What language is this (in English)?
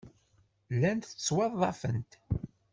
Kabyle